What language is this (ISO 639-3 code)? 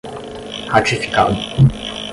por